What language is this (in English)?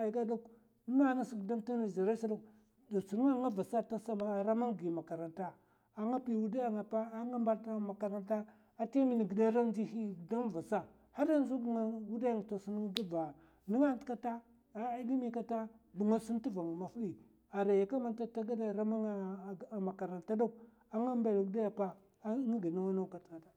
Mafa